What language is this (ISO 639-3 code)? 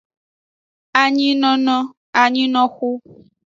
ajg